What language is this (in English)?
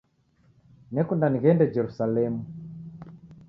Taita